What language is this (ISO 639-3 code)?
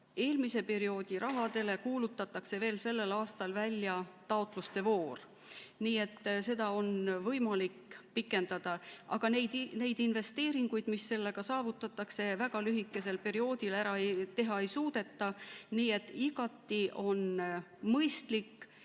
est